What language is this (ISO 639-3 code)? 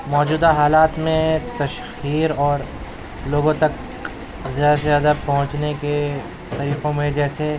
urd